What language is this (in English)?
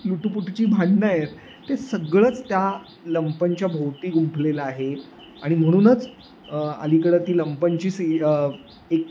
Marathi